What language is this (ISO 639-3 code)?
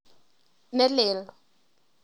kln